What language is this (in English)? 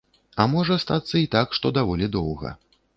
Belarusian